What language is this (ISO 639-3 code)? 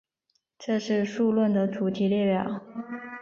zho